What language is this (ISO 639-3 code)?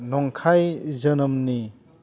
brx